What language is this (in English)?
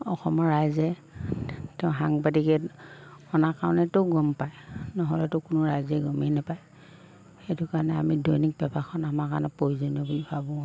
Assamese